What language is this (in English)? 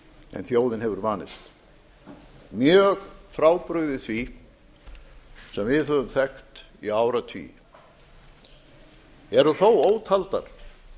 Icelandic